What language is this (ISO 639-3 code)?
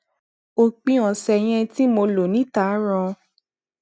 yor